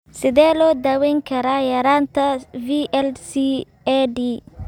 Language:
Somali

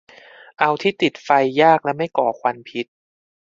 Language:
Thai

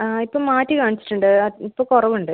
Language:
Malayalam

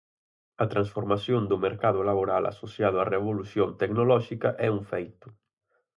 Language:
Galician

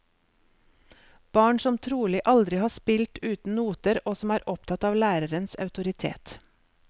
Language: Norwegian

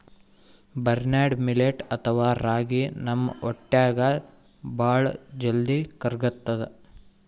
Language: Kannada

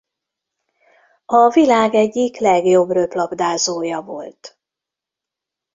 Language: Hungarian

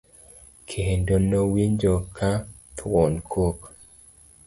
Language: Luo (Kenya and Tanzania)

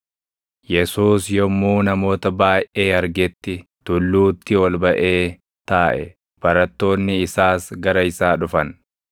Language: Oromo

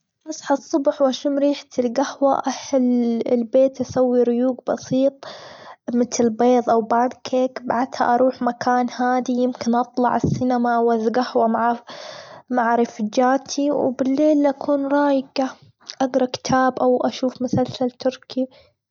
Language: Gulf Arabic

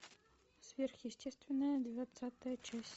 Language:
Russian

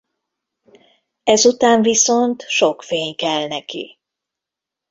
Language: Hungarian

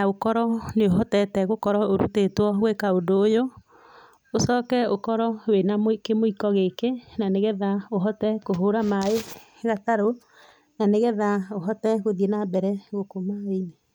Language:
Kikuyu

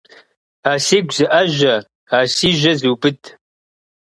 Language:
Kabardian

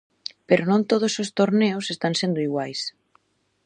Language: Galician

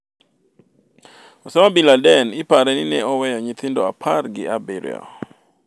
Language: Luo (Kenya and Tanzania)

